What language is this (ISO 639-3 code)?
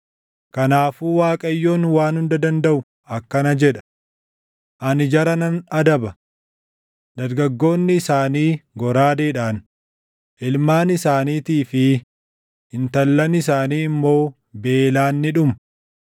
orm